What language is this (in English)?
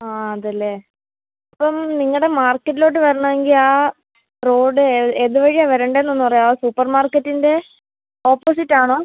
Malayalam